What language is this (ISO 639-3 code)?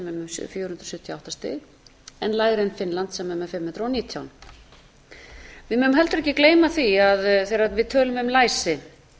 isl